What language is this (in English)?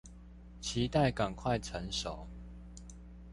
Chinese